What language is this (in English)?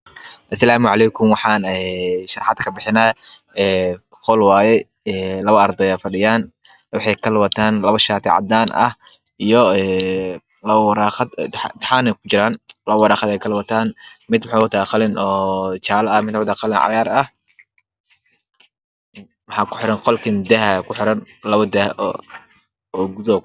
Somali